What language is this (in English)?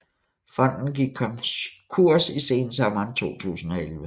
Danish